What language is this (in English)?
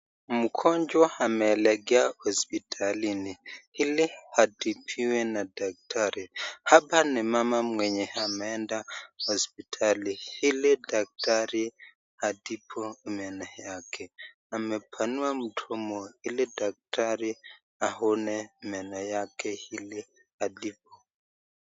Swahili